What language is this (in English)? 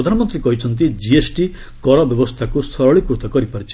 Odia